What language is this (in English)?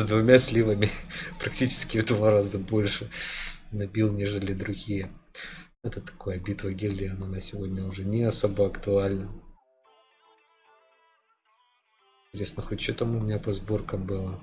Russian